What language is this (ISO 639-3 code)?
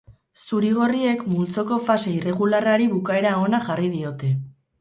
eus